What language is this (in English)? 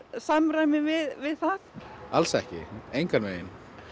Icelandic